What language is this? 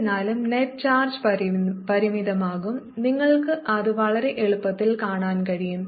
Malayalam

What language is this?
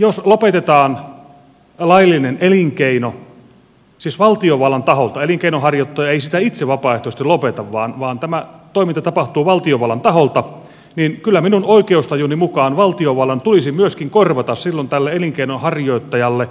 Finnish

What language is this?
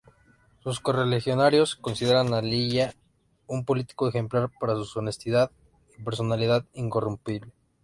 Spanish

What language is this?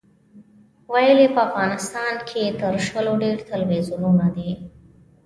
Pashto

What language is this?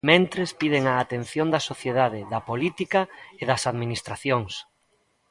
Galician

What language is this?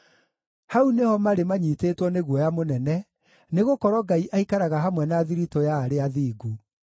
Kikuyu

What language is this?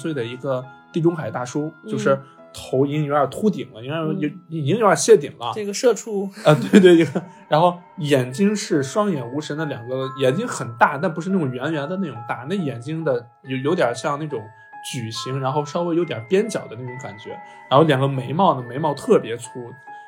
Chinese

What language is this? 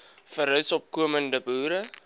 Afrikaans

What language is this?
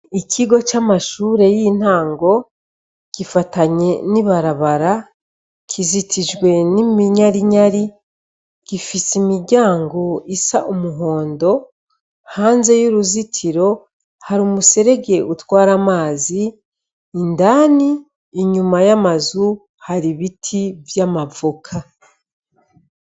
Rundi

